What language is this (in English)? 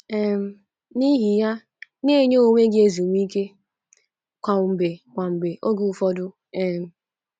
Igbo